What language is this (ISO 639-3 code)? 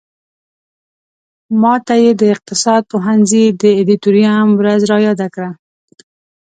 pus